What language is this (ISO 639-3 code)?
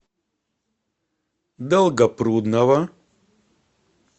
rus